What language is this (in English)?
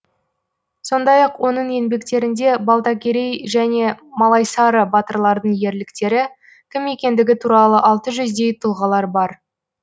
Kazakh